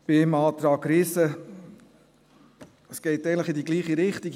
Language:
Swiss German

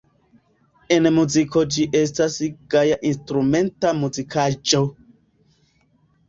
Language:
Esperanto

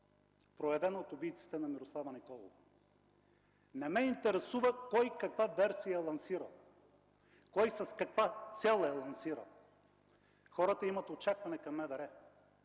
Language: Bulgarian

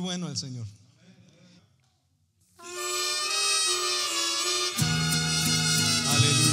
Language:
Spanish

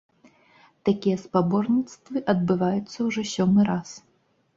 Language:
Belarusian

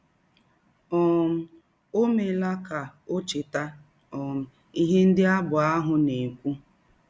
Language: Igbo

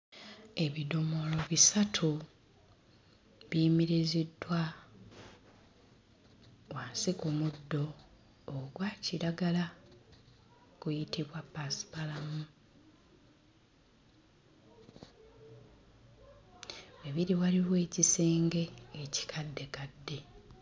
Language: Ganda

